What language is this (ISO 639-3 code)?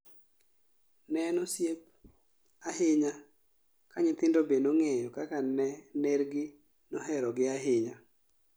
luo